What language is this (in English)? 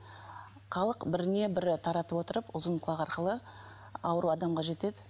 Kazakh